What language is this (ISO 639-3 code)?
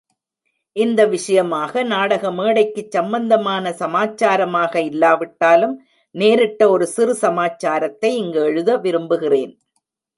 tam